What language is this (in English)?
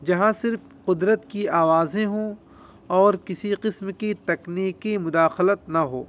Urdu